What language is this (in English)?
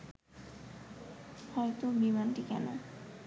Bangla